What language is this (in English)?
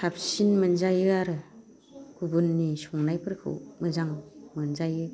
Bodo